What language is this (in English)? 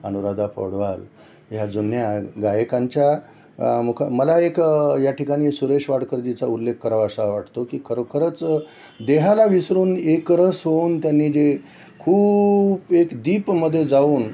Marathi